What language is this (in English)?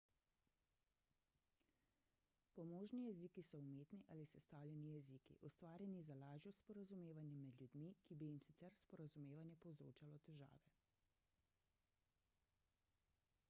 Slovenian